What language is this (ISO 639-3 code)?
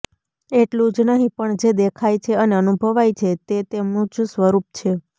guj